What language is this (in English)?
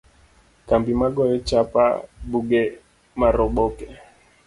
Luo (Kenya and Tanzania)